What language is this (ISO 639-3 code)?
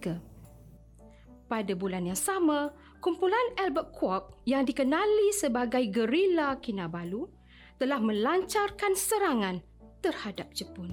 msa